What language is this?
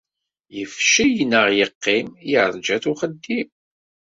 Kabyle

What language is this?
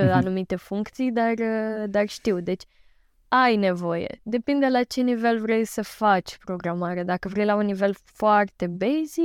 Romanian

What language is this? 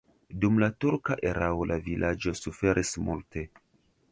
Esperanto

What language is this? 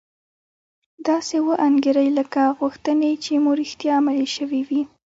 Pashto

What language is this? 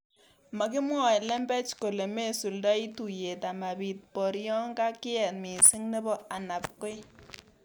Kalenjin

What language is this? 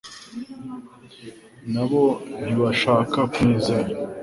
Kinyarwanda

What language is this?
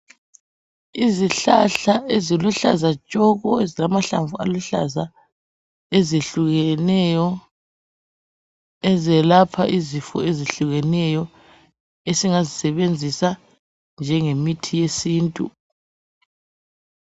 North Ndebele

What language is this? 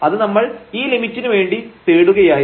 Malayalam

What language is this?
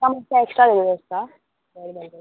Konkani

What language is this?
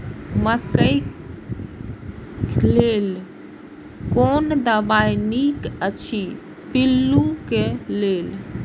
Maithili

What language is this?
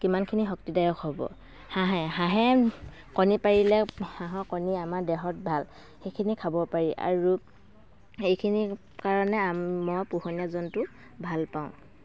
Assamese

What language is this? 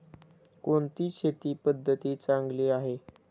Marathi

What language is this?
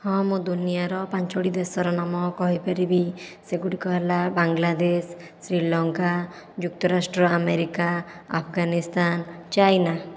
Odia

